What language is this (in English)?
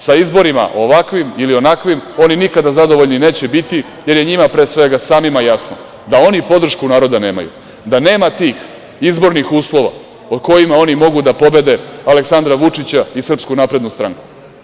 Serbian